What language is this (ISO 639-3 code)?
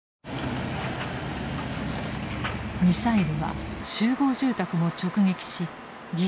jpn